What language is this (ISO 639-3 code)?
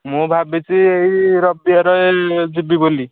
ori